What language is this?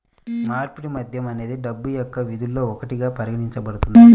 Telugu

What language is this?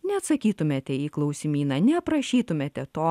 Lithuanian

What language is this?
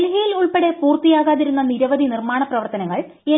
Malayalam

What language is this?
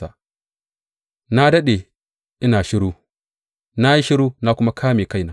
Hausa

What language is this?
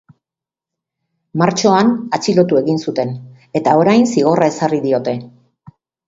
Basque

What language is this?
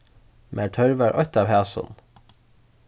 Faroese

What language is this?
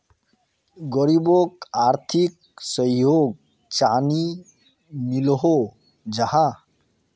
Magahi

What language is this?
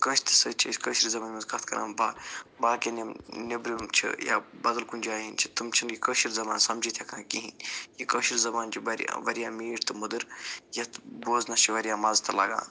Kashmiri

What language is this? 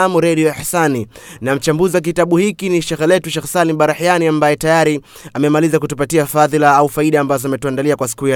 Swahili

